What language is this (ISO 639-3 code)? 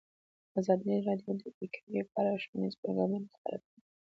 pus